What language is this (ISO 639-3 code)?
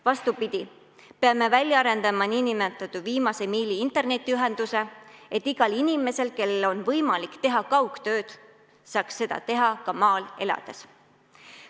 est